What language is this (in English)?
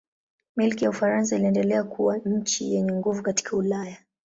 Swahili